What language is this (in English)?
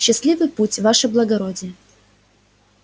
Russian